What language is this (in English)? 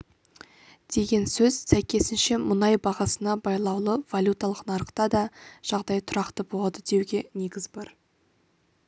Kazakh